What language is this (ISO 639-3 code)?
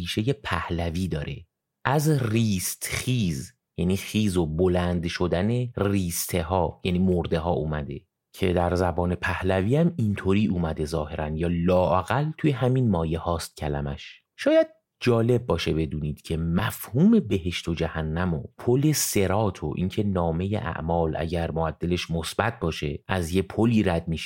fas